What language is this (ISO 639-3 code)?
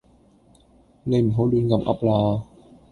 yue